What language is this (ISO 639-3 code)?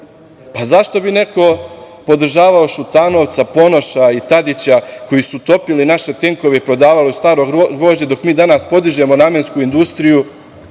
srp